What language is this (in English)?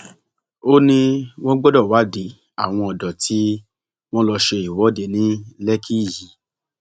Yoruba